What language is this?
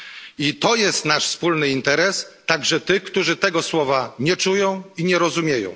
Polish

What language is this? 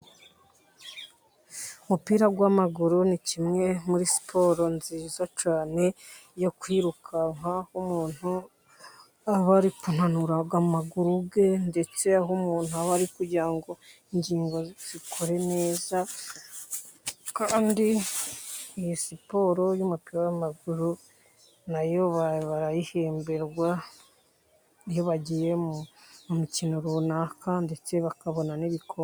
Kinyarwanda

